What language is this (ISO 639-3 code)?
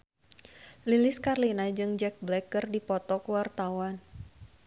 sun